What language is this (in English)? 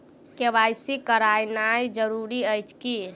Maithili